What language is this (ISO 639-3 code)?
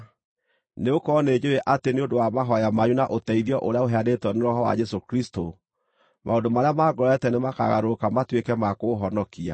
kik